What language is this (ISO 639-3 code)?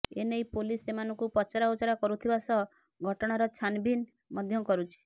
ori